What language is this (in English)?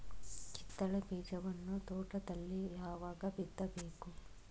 Kannada